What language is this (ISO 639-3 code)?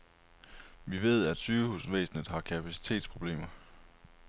dan